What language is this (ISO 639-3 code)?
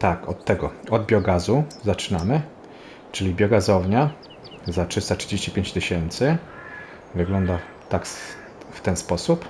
pol